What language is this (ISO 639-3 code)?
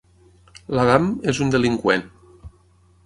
cat